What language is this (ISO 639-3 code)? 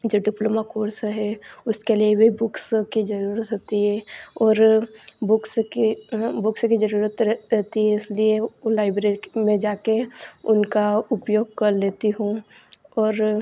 hin